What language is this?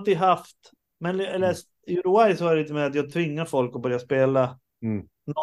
Swedish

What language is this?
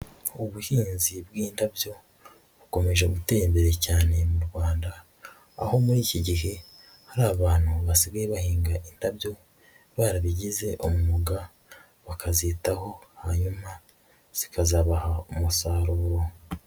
Kinyarwanda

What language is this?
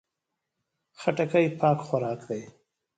Pashto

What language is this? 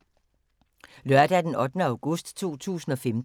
Danish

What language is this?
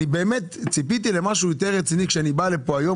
Hebrew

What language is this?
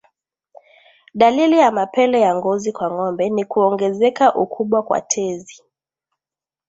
Swahili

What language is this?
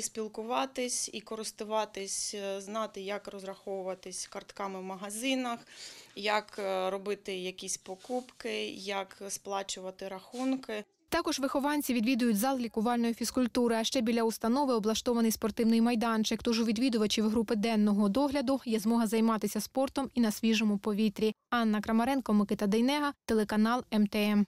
Ukrainian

